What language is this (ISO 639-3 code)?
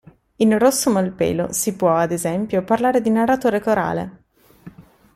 ita